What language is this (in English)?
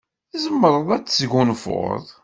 Kabyle